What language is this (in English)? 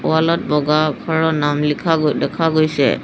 Assamese